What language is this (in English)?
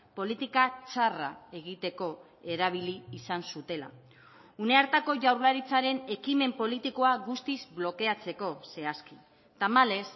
Basque